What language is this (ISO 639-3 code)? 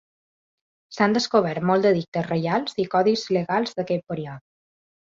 cat